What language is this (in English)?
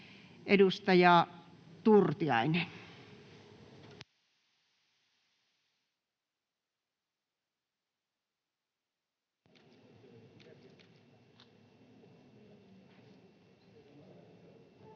Finnish